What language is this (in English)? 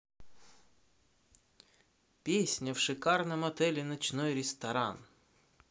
Russian